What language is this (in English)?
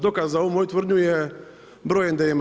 Croatian